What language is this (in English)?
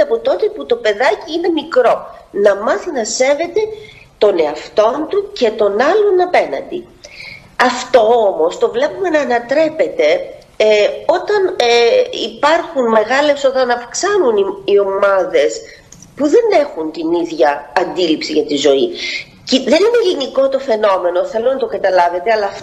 Greek